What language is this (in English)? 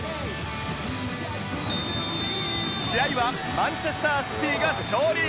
Japanese